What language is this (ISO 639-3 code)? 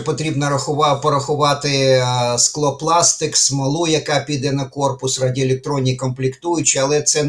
ukr